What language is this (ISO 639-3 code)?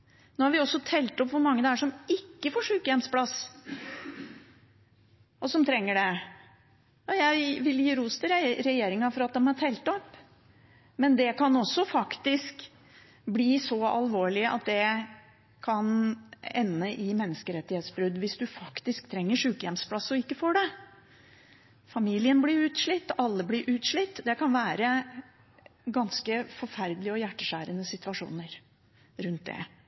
nob